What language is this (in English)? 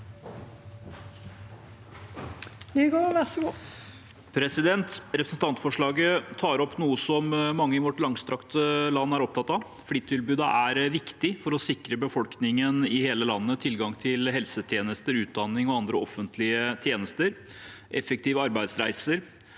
Norwegian